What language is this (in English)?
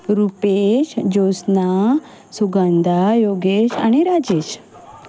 Konkani